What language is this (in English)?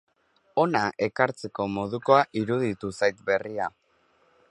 Basque